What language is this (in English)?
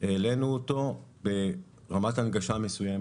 Hebrew